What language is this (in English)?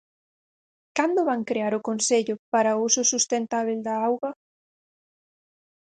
Galician